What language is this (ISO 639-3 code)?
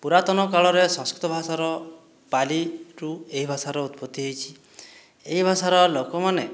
ori